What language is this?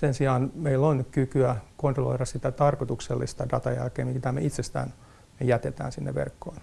Finnish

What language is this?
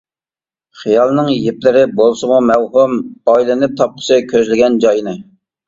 Uyghur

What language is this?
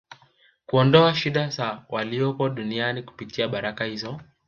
Swahili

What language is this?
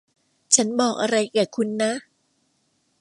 Thai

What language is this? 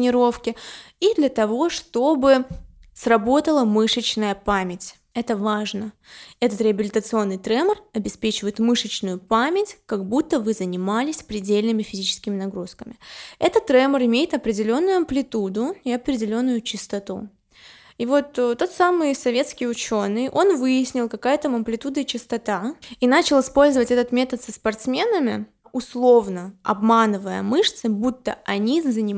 Russian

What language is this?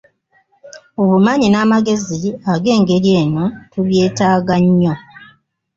Ganda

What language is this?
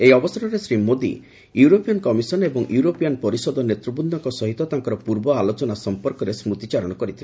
Odia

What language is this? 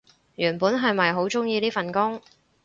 Cantonese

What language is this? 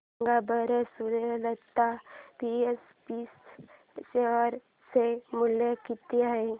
Marathi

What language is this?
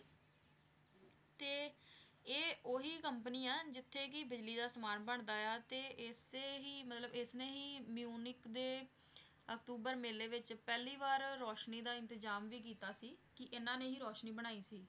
Punjabi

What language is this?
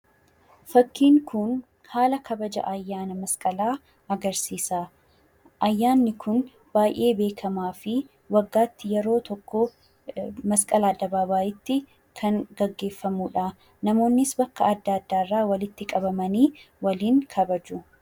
Oromo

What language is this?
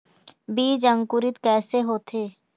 Chhattisgarhi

